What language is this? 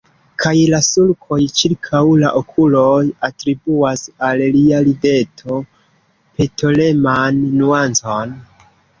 Esperanto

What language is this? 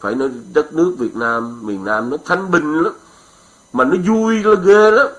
Vietnamese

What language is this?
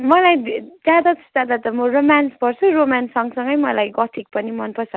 Nepali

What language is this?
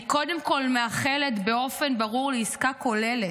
Hebrew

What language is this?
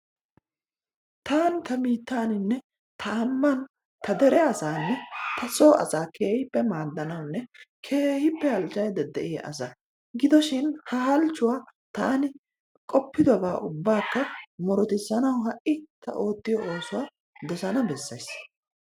Wolaytta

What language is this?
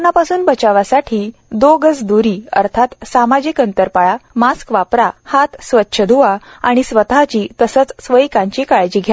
Marathi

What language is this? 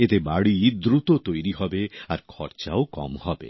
Bangla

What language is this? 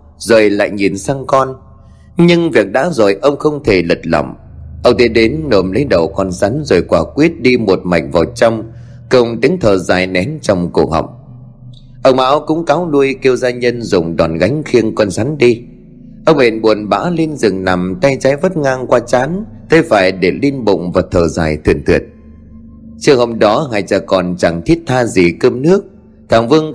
Vietnamese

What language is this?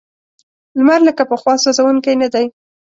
Pashto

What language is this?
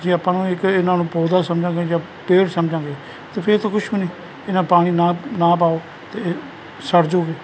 Punjabi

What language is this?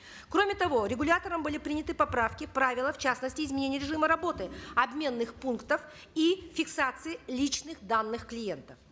Kazakh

